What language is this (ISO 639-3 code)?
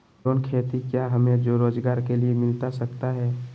mag